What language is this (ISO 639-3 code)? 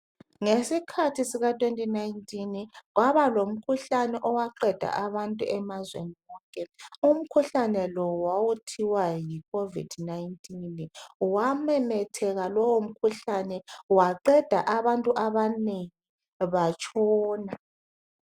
nde